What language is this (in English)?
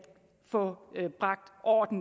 Danish